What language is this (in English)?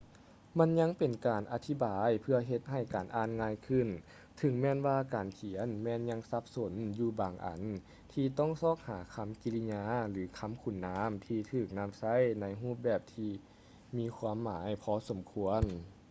Lao